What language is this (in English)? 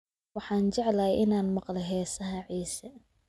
Somali